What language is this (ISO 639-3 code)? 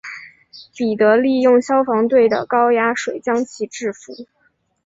zho